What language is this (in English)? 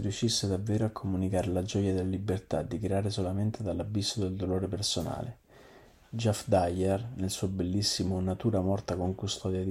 Italian